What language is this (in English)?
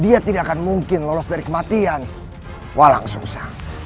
Indonesian